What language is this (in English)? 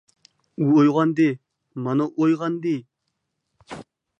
Uyghur